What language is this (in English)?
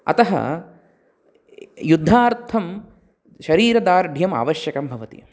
Sanskrit